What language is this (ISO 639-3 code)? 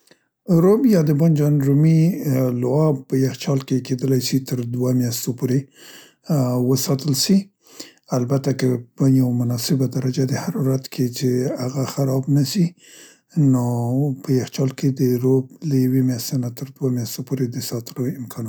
pst